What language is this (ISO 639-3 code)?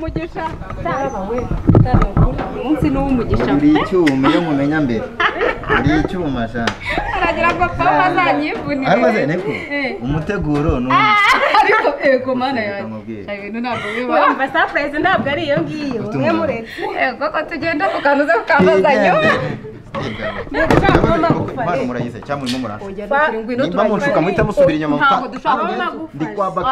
ron